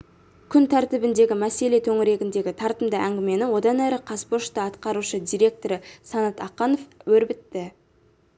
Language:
Kazakh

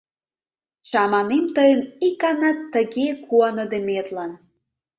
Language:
Mari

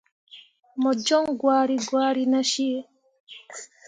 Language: Mundang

